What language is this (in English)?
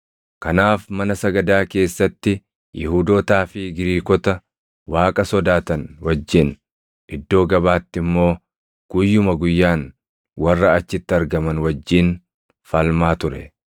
Oromo